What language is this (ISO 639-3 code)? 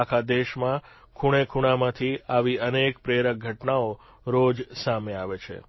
guj